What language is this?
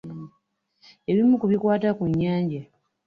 Ganda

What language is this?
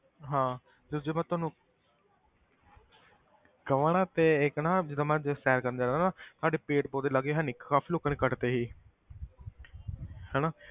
Punjabi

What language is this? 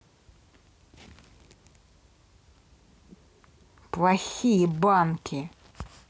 Russian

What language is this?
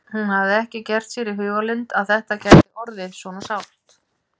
Icelandic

